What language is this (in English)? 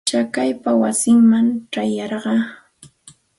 Santa Ana de Tusi Pasco Quechua